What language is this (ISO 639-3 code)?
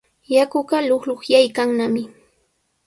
qws